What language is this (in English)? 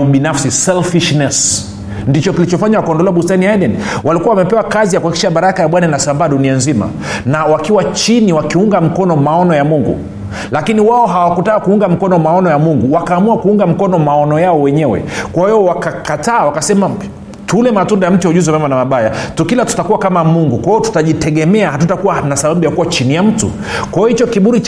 Swahili